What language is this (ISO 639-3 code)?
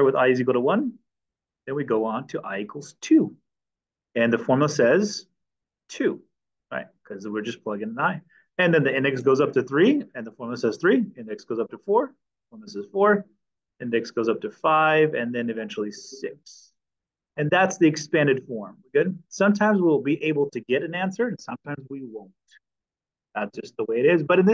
eng